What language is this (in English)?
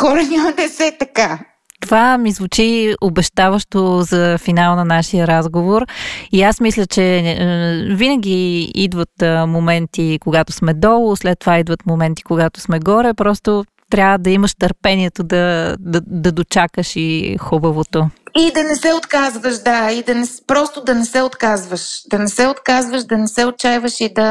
Bulgarian